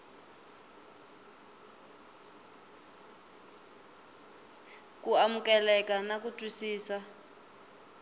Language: Tsonga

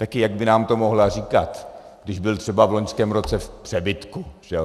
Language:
Czech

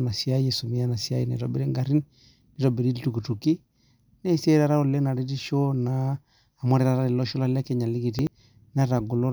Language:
Masai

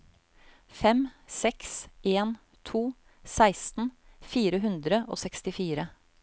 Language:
Norwegian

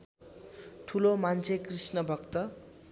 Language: Nepali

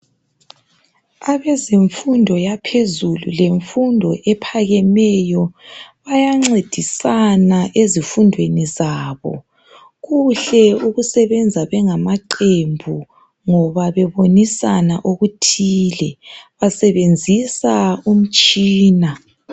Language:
North Ndebele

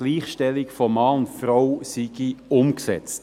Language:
Swiss German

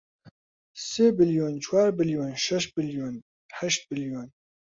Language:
Central Kurdish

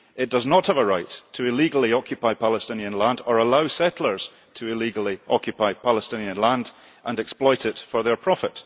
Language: English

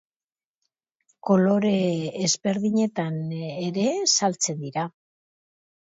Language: Basque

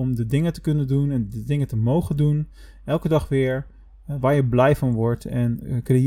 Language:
Dutch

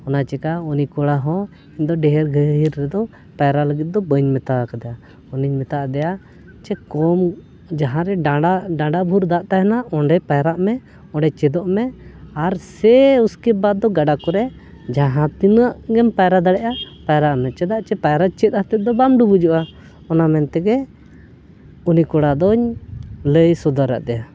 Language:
Santali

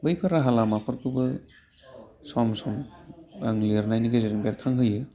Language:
Bodo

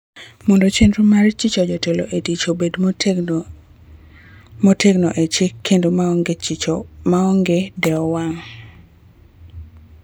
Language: Luo (Kenya and Tanzania)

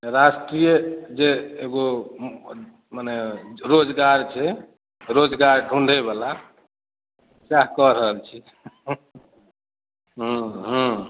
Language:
Maithili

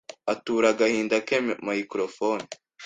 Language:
Kinyarwanda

